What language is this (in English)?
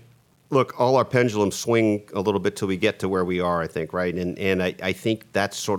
English